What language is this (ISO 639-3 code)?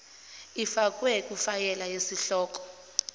zul